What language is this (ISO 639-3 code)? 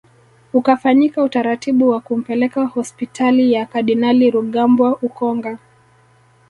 swa